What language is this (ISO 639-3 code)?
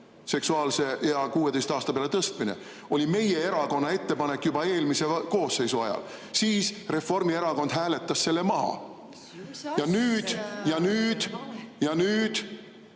est